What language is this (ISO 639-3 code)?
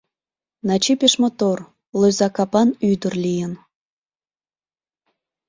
chm